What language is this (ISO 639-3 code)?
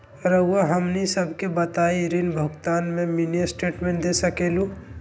mag